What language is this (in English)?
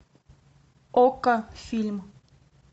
Russian